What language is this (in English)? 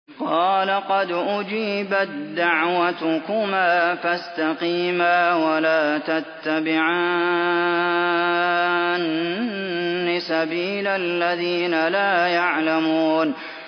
Arabic